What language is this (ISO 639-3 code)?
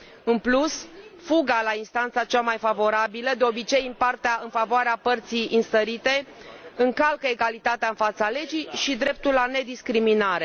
ron